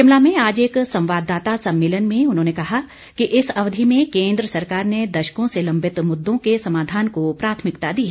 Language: Hindi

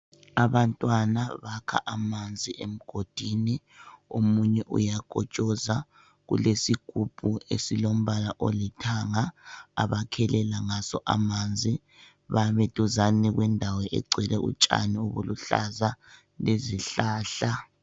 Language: North Ndebele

